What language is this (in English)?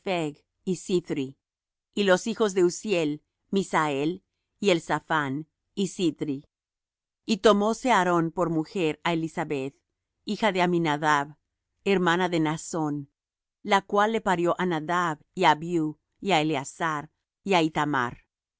Spanish